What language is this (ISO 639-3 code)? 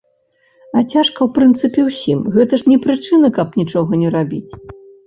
bel